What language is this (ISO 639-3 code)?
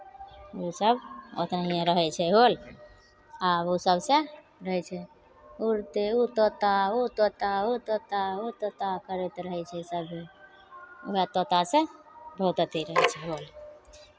mai